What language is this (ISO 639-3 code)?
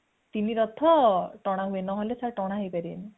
ori